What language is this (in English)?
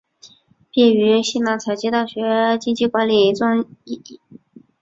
Chinese